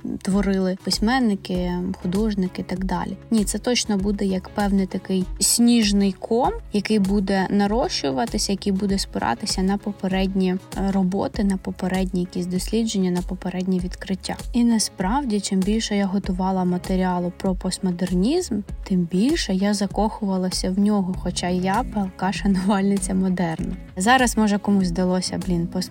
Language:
Ukrainian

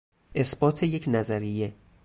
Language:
Persian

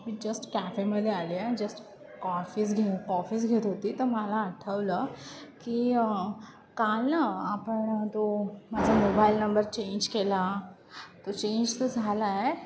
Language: Marathi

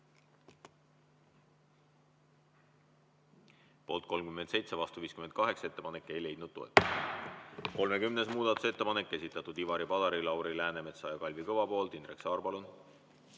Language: Estonian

